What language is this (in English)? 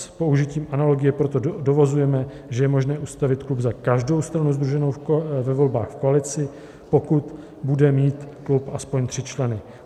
Czech